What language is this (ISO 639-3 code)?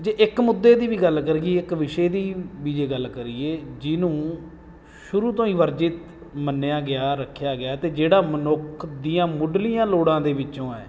pan